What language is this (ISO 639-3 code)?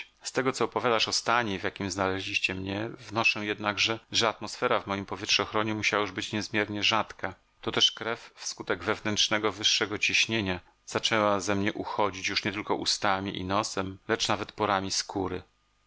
pol